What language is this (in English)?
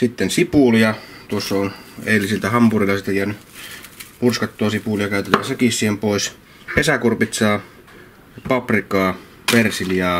Finnish